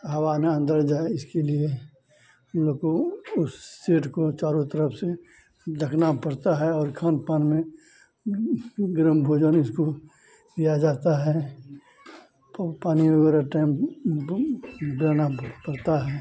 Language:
Hindi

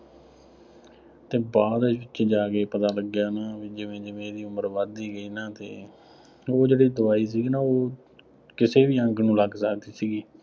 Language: Punjabi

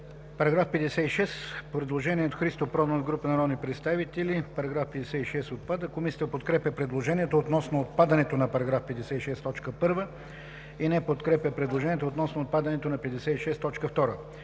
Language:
Bulgarian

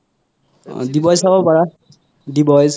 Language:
Assamese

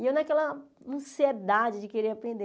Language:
Portuguese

